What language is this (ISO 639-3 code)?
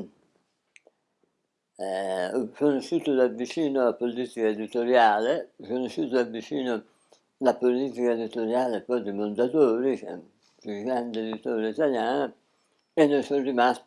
ita